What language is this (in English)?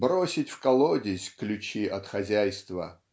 Russian